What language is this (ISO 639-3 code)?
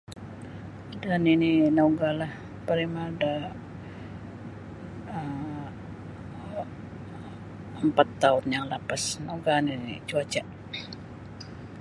bsy